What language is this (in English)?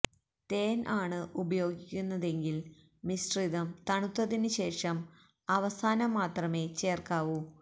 Malayalam